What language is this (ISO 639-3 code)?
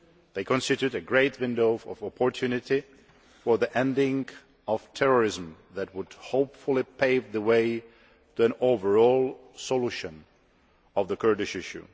eng